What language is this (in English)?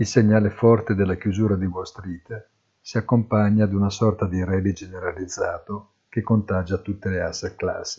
Italian